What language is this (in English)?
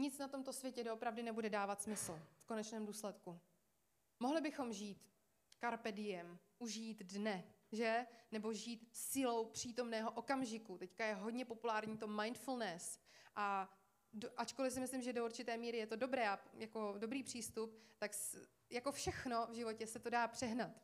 Czech